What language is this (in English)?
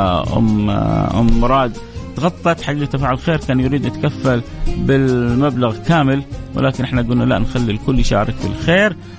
Arabic